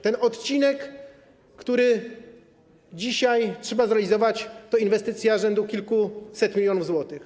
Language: Polish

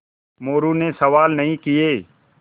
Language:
Hindi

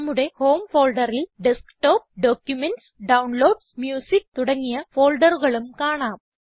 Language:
Malayalam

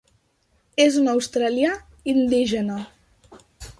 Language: Catalan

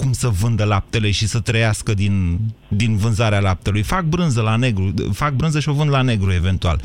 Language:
Romanian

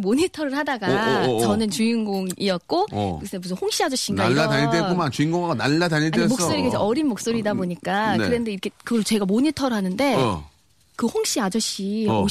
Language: Korean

